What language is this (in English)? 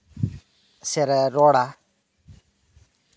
Santali